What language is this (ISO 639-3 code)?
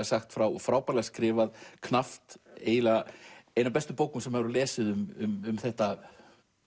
isl